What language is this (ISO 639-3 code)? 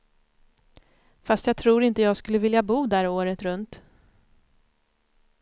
swe